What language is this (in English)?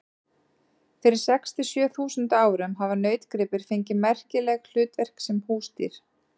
Icelandic